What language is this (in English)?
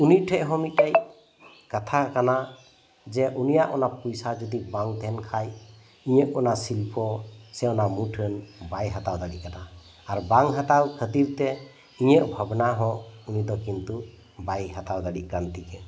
Santali